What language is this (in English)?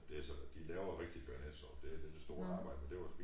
Danish